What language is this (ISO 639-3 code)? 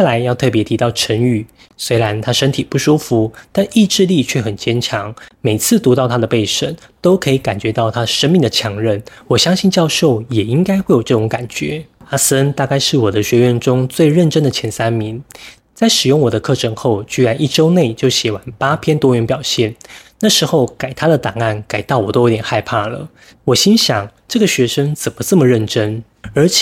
zho